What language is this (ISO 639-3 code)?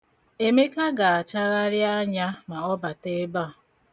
ibo